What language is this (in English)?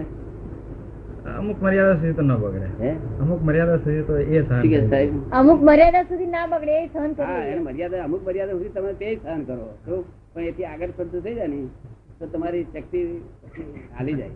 Gujarati